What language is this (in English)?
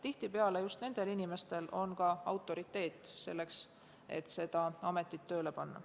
Estonian